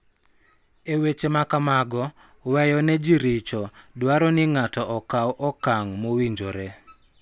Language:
Luo (Kenya and Tanzania)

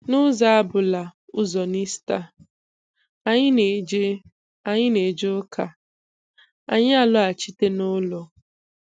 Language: Igbo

